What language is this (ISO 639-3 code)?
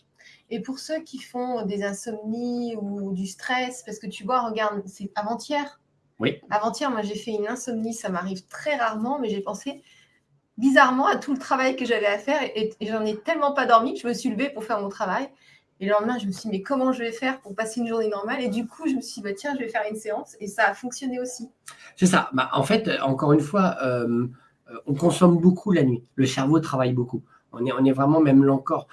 fra